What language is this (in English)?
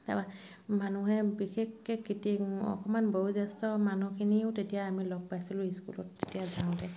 Assamese